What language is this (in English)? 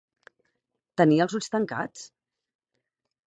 Catalan